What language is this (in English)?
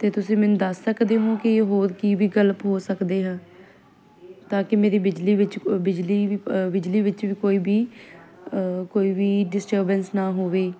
Punjabi